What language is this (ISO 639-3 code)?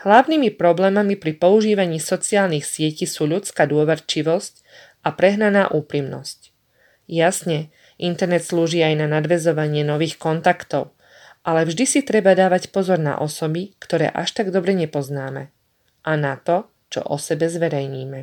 slk